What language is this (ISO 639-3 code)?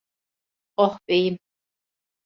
tur